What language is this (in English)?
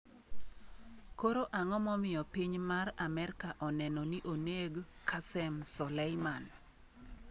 Luo (Kenya and Tanzania)